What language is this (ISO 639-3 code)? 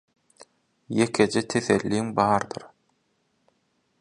tuk